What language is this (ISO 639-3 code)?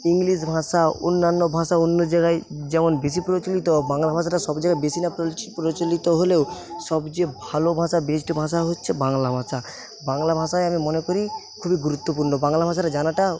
ben